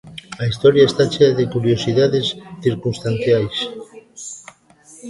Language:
Galician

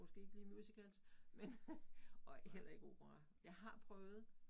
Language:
Danish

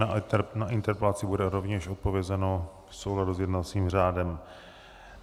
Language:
Czech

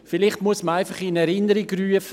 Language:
Swiss German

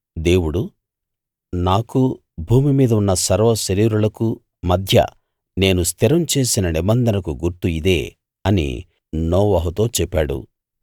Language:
Telugu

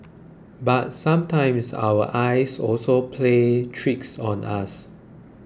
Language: English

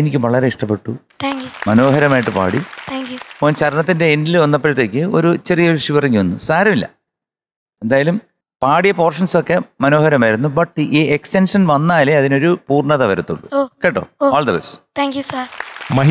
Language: Malayalam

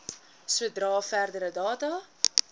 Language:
Afrikaans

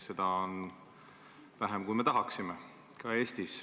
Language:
Estonian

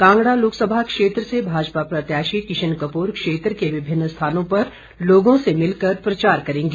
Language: Hindi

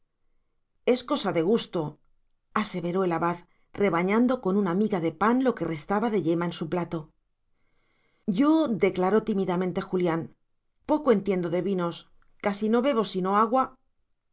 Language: Spanish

